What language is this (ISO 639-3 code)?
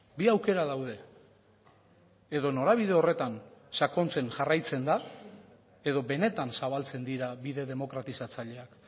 eus